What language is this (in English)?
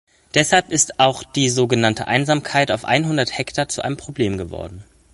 German